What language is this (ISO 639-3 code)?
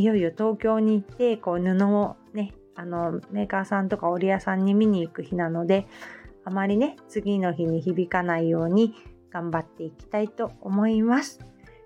jpn